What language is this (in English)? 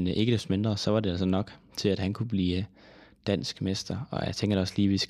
Danish